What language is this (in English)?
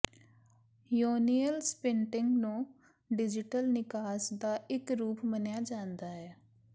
Punjabi